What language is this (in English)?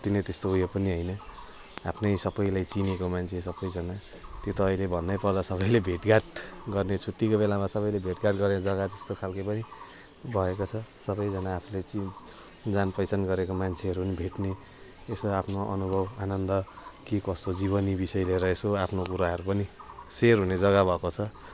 Nepali